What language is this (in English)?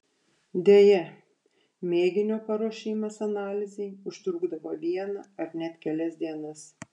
Lithuanian